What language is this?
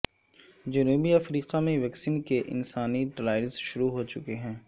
Urdu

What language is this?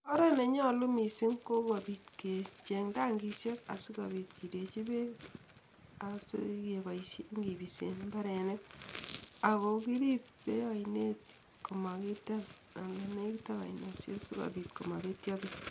Kalenjin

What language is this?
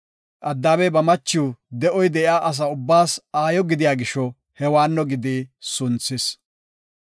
Gofa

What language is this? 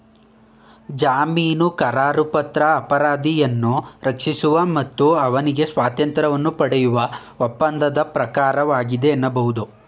Kannada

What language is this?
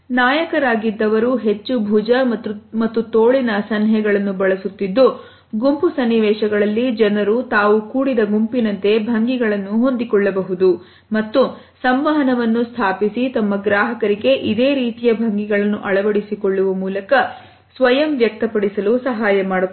Kannada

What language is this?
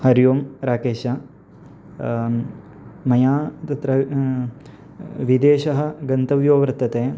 Sanskrit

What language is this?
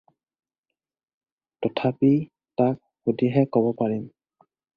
Assamese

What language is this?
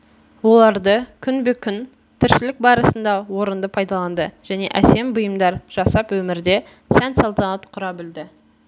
Kazakh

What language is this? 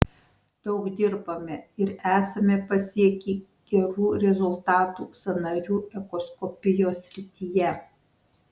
Lithuanian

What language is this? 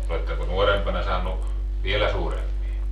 Finnish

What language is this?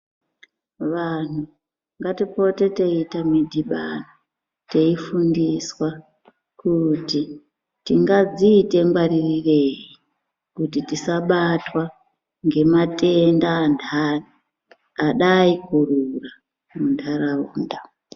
Ndau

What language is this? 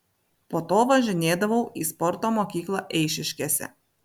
Lithuanian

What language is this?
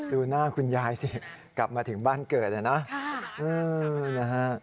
Thai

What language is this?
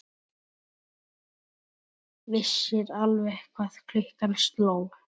Icelandic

